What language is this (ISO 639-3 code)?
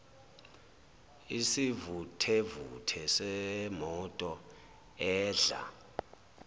zul